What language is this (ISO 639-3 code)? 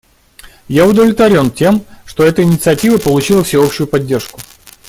rus